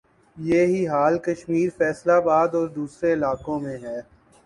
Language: Urdu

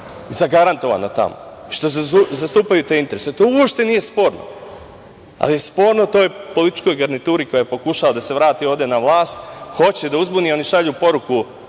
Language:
Serbian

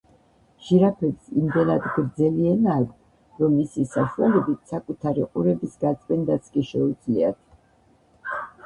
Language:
Georgian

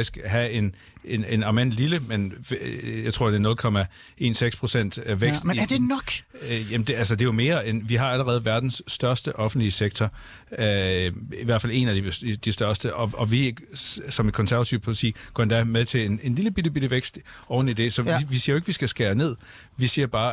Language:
Danish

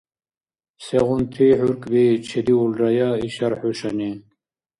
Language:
Dargwa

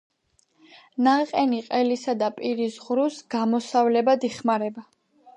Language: Georgian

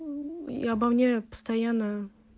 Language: Russian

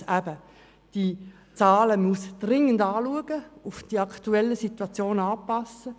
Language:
Swiss German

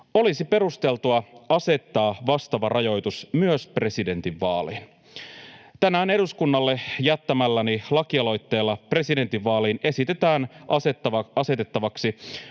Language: Finnish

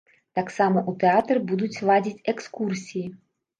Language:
Belarusian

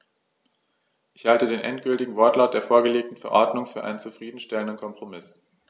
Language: German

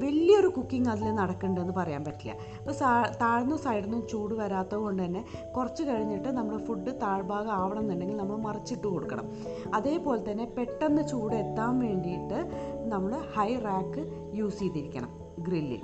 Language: Malayalam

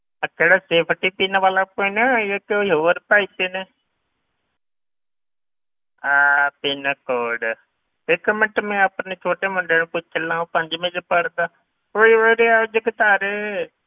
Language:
Punjabi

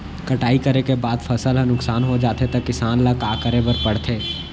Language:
Chhattisgarhi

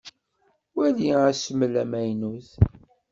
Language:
Kabyle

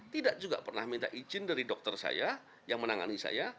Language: Indonesian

